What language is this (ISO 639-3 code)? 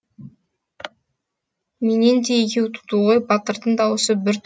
kaz